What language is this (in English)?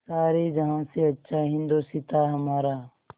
Hindi